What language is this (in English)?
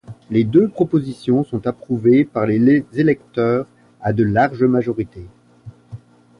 French